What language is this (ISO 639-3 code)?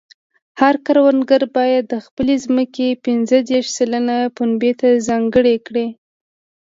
pus